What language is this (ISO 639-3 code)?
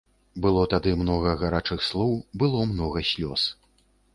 bel